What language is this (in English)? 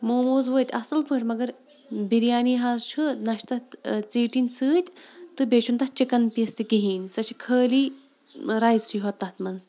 Kashmiri